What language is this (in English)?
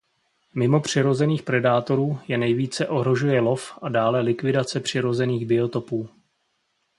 Czech